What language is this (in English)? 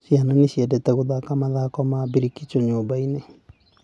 Kikuyu